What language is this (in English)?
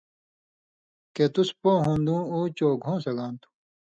Indus Kohistani